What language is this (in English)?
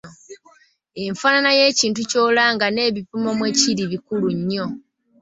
Ganda